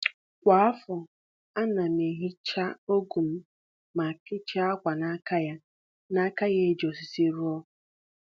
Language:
Igbo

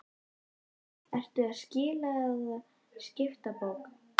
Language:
Icelandic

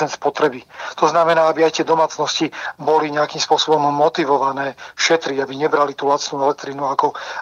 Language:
Slovak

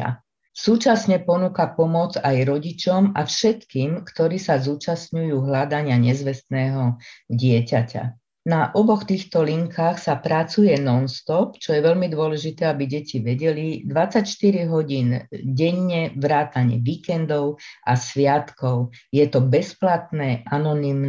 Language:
Slovak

